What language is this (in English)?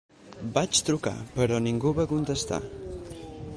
Catalan